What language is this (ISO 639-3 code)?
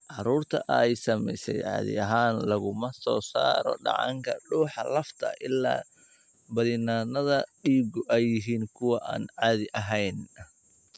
som